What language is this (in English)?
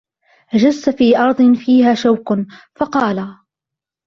Arabic